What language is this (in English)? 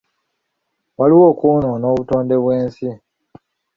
Ganda